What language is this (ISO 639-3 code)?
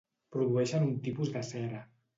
cat